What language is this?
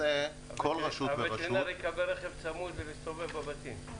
Hebrew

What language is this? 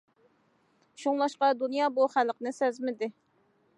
Uyghur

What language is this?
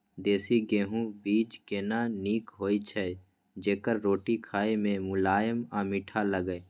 Maithili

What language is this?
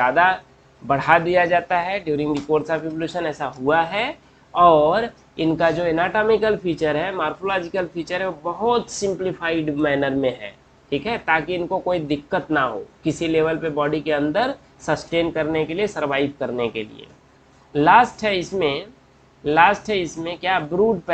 Hindi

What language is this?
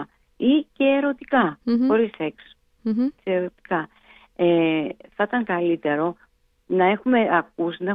Greek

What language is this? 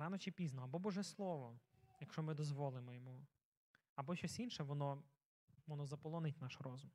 Ukrainian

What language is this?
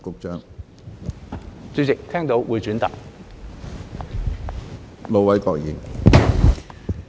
Cantonese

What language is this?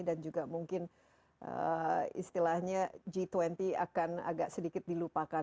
Indonesian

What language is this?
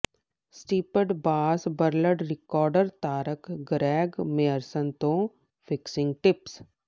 Punjabi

